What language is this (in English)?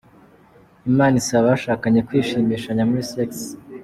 Kinyarwanda